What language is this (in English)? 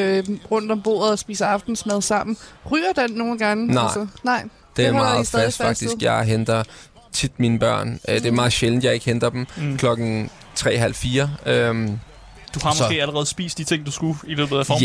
Danish